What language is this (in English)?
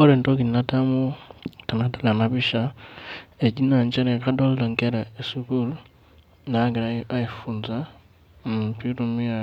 Masai